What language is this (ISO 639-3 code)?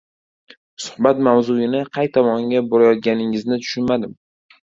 uzb